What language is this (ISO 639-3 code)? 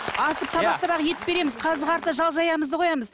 kaz